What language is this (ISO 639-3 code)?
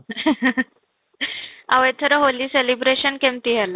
ori